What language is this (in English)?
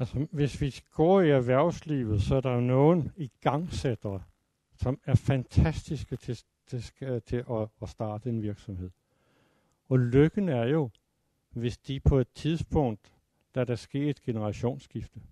Danish